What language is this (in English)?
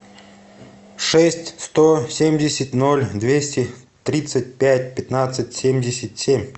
Russian